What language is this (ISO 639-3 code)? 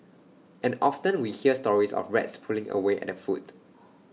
eng